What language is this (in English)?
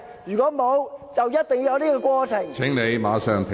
Cantonese